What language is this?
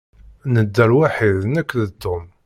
Kabyle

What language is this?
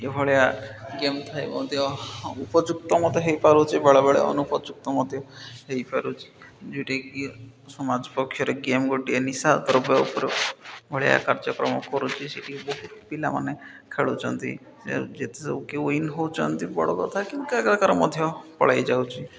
Odia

